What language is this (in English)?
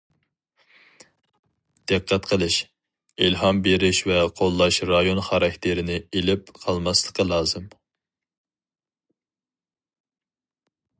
Uyghur